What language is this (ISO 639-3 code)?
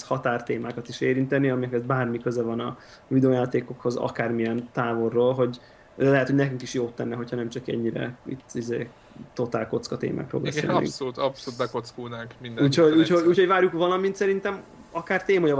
hun